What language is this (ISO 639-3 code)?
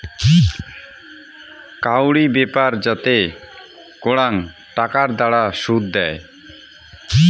ben